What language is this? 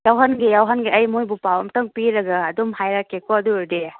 Manipuri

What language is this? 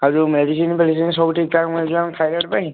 Odia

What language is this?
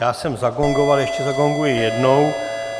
Czech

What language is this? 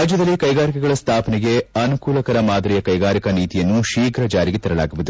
Kannada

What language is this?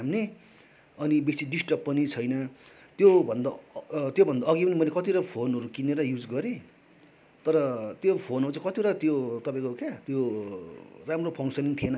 Nepali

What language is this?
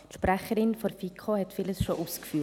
Swiss German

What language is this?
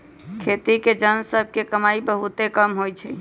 Magahi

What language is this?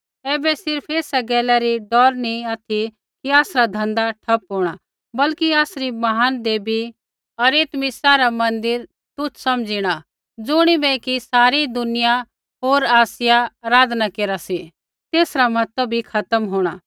Kullu Pahari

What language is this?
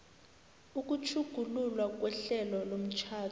South Ndebele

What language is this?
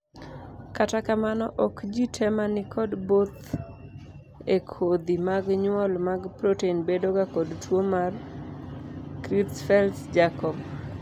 Luo (Kenya and Tanzania)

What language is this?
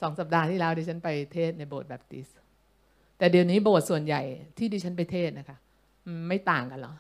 Thai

